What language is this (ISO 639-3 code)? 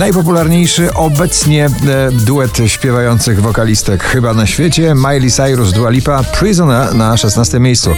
pol